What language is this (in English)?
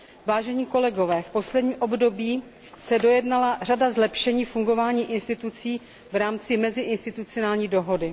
Czech